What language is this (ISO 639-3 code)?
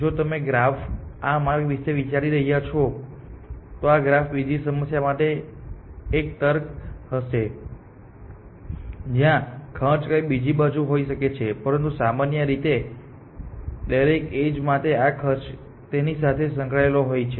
guj